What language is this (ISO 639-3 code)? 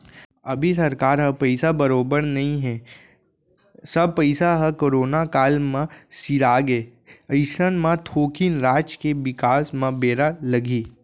hne